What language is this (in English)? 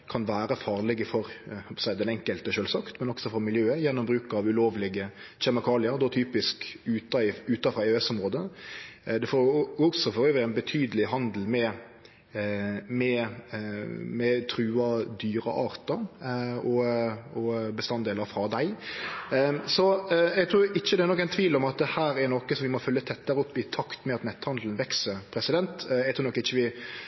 Norwegian Nynorsk